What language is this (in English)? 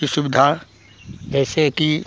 Hindi